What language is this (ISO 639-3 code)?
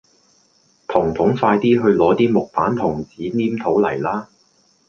yue